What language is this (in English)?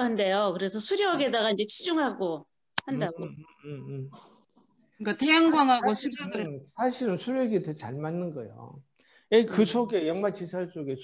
Korean